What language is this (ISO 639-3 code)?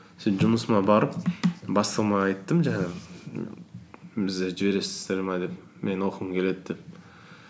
kaz